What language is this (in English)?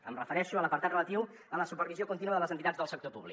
Catalan